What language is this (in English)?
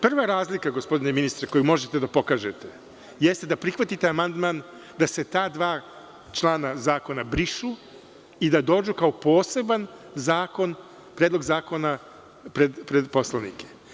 Serbian